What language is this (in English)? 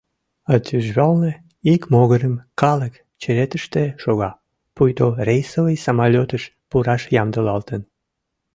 Mari